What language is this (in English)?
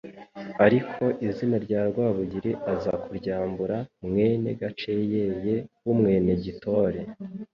Kinyarwanda